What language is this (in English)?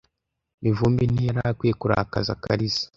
Kinyarwanda